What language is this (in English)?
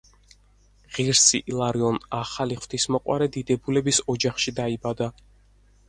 Georgian